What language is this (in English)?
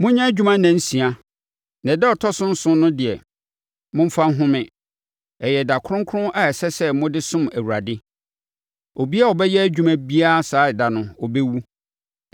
Akan